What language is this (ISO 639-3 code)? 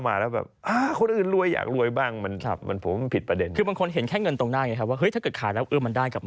tha